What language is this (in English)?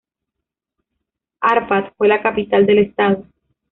Spanish